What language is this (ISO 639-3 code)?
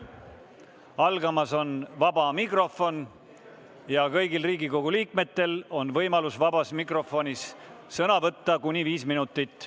est